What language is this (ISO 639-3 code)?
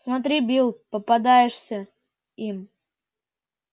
rus